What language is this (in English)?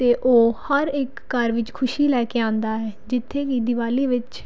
Punjabi